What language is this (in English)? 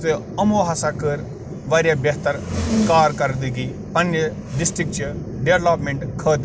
Kashmiri